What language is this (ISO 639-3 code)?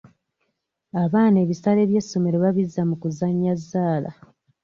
lug